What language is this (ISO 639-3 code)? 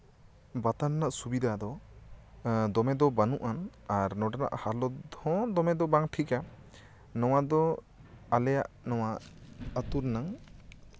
sat